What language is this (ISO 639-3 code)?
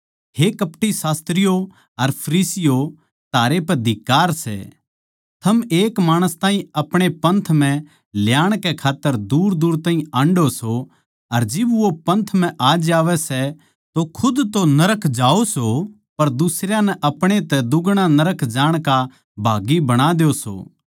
bgc